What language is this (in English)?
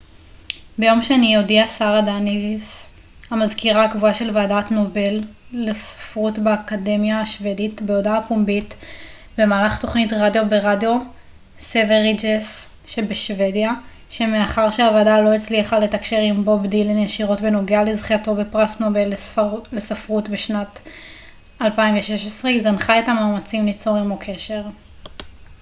Hebrew